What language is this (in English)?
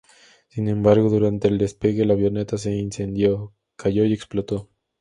Spanish